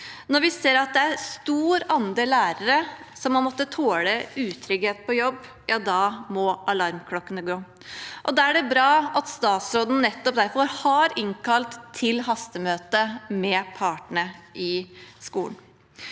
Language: Norwegian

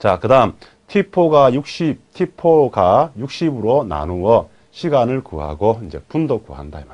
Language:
Korean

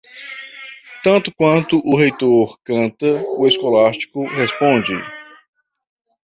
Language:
Portuguese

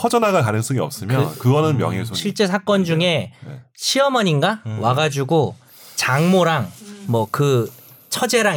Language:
Korean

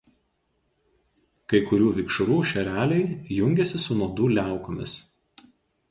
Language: Lithuanian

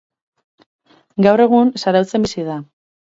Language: Basque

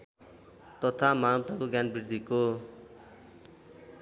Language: Nepali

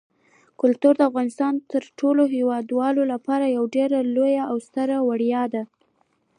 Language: Pashto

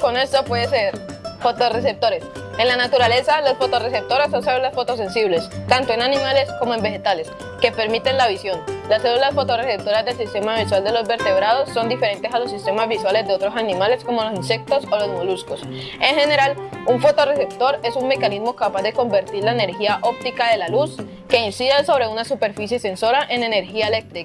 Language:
Spanish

